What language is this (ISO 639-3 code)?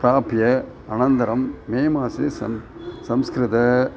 san